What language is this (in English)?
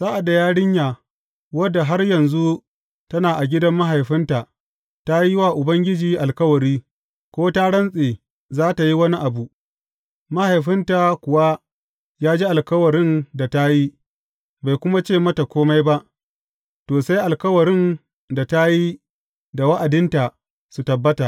Hausa